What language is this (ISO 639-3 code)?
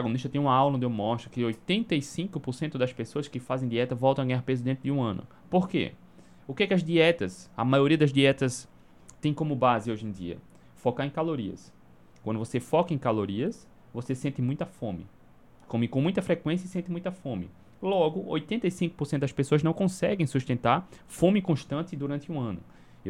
por